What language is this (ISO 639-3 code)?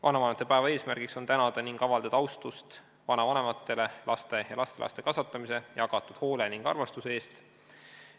est